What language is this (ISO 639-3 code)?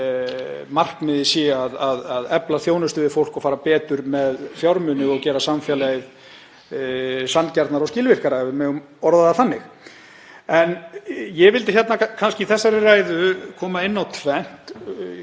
isl